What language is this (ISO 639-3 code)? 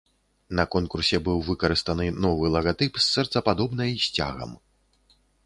bel